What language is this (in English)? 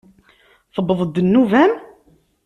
Kabyle